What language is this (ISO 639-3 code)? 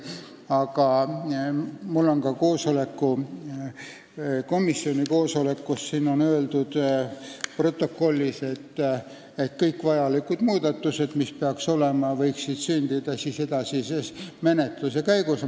est